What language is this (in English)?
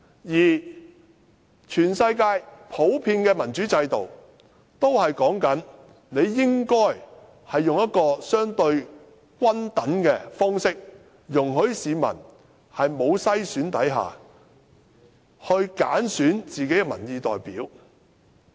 Cantonese